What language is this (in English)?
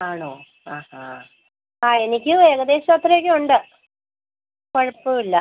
Malayalam